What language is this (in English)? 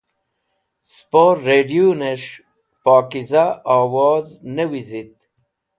Wakhi